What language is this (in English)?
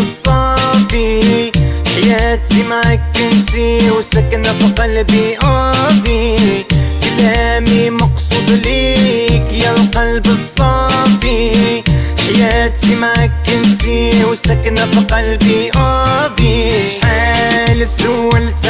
Arabic